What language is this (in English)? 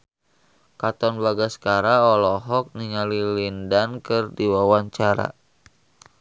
Sundanese